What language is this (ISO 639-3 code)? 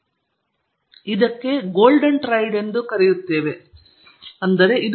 kan